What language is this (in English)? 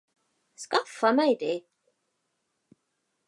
Swedish